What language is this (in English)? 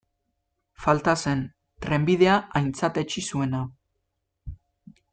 Basque